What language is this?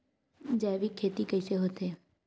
Chhattisgarhi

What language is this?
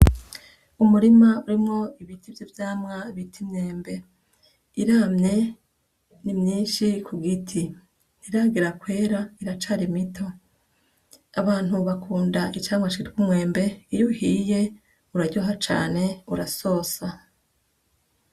Rundi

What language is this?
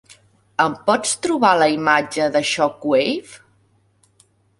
Catalan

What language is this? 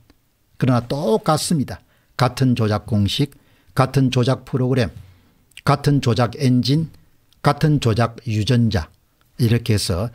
Korean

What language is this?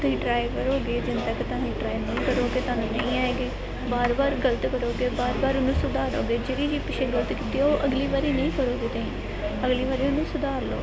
Punjabi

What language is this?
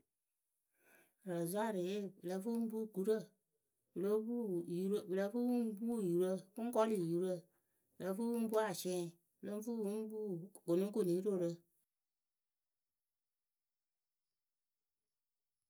Akebu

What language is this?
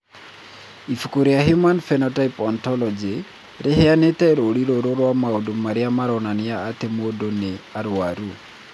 Kikuyu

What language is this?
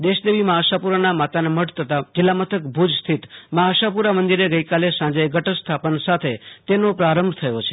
Gujarati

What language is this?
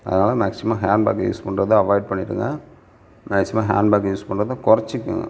Tamil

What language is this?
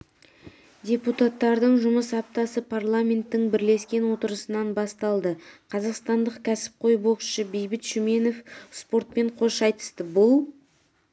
Kazakh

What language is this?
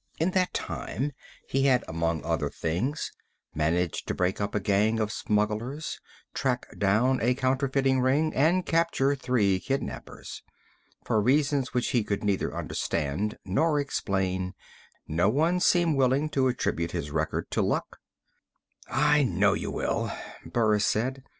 English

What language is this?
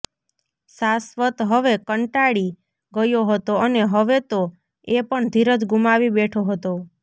Gujarati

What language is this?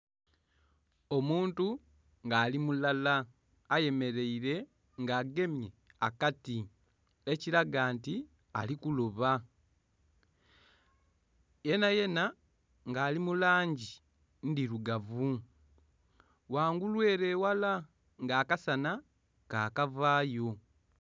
Soga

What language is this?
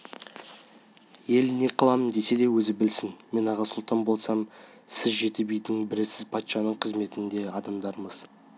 Kazakh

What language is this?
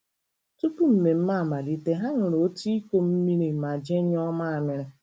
Igbo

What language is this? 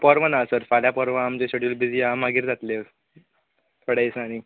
Konkani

